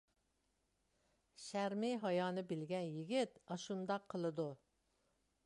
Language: Uyghur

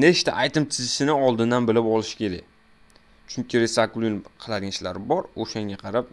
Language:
Turkish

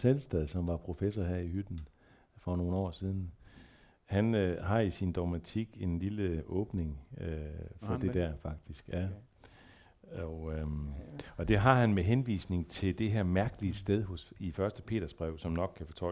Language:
Danish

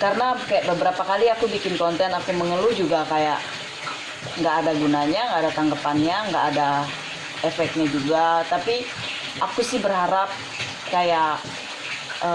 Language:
Indonesian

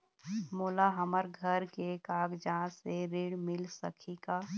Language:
Chhattisgarhi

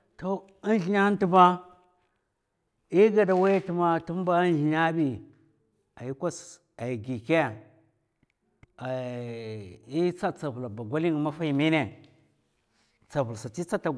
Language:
Mafa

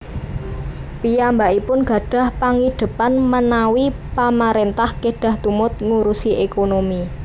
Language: Javanese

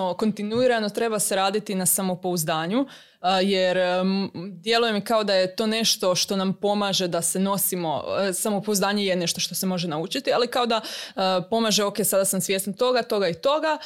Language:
Croatian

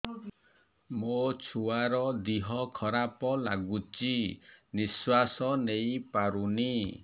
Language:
Odia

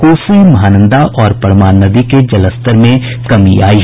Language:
Hindi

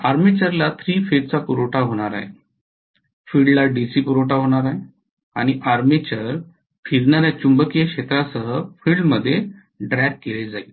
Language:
Marathi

